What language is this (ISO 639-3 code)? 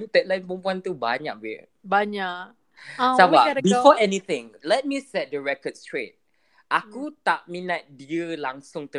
msa